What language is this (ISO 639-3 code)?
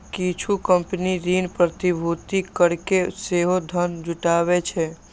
mai